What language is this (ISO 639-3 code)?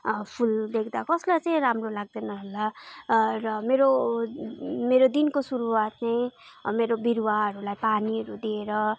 nep